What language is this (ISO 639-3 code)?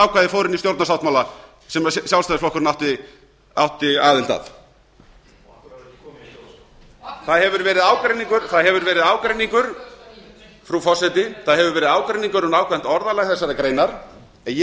isl